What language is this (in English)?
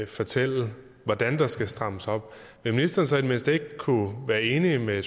Danish